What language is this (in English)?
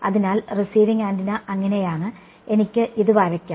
Malayalam